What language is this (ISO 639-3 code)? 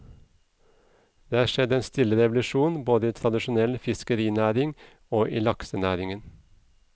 nor